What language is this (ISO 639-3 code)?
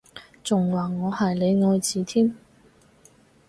yue